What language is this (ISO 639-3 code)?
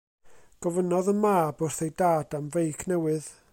cym